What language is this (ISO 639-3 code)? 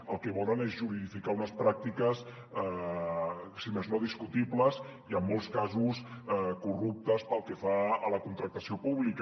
cat